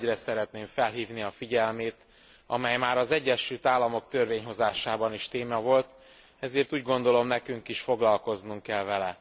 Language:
Hungarian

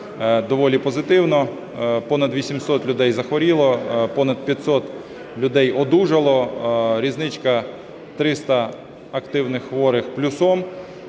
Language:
Ukrainian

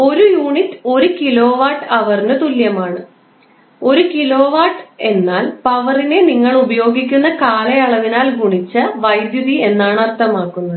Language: Malayalam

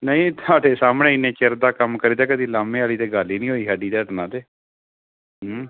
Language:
Punjabi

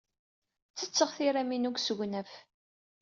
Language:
Kabyle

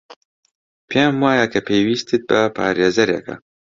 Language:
Central Kurdish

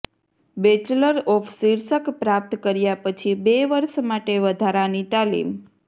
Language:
Gujarati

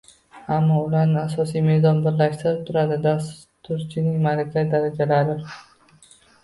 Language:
Uzbek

